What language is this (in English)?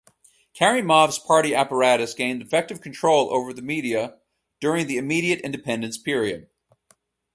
English